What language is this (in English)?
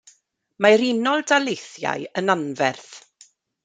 Welsh